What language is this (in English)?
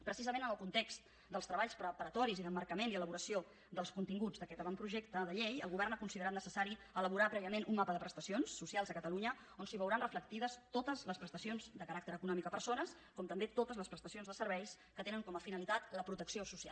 Catalan